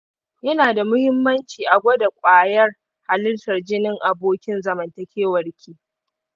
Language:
Hausa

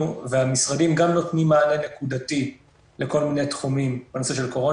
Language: Hebrew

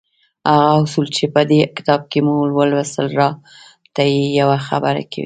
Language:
Pashto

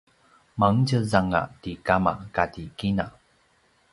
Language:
Paiwan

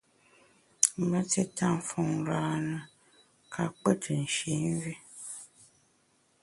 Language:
Bamun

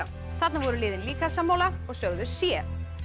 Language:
Icelandic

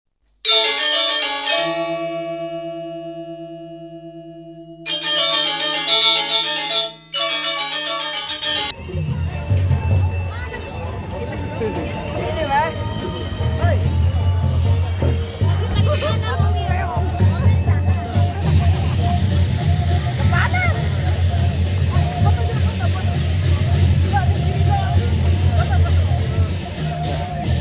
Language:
Indonesian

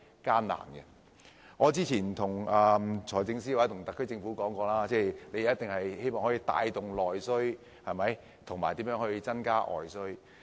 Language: Cantonese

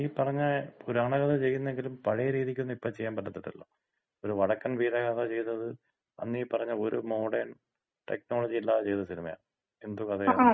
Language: Malayalam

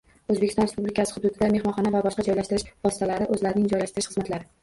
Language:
Uzbek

